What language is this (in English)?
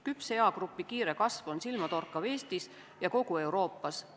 Estonian